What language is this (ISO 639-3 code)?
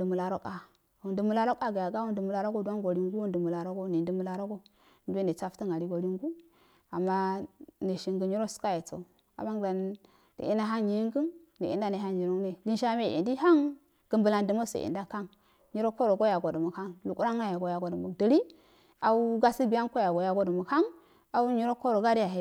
aal